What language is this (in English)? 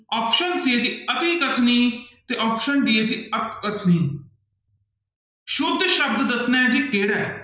Punjabi